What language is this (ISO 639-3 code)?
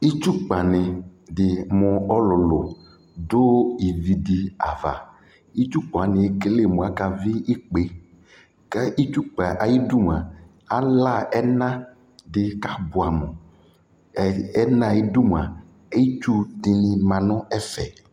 kpo